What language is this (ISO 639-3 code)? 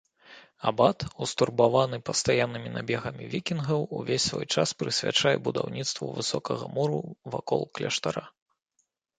bel